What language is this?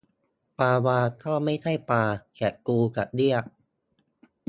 Thai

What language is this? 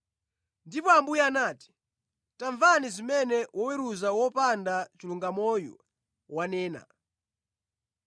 Nyanja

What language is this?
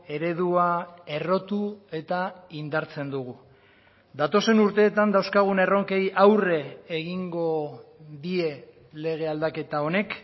Basque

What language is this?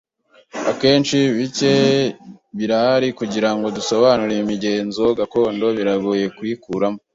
Kinyarwanda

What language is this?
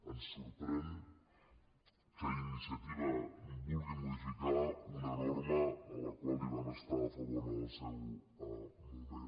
Catalan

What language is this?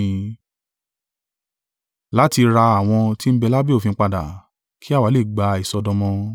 Yoruba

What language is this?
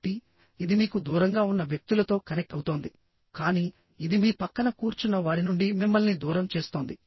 Telugu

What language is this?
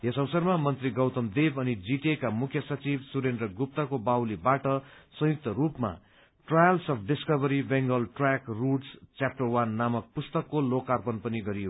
Nepali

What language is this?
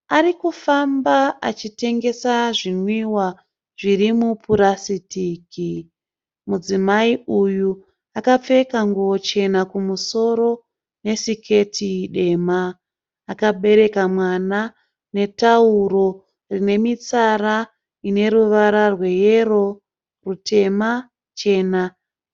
Shona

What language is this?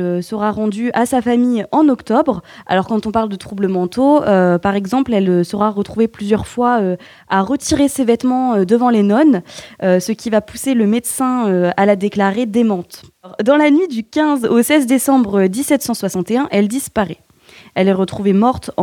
French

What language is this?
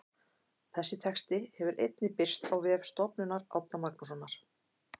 Icelandic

